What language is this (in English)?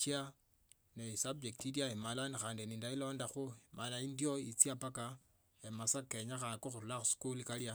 Tsotso